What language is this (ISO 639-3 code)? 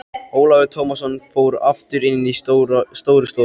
isl